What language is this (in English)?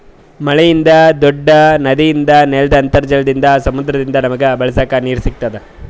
Kannada